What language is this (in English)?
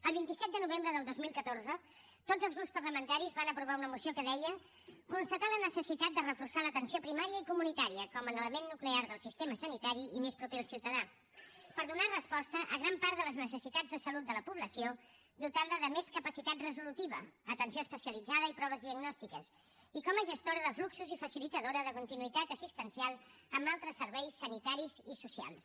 Catalan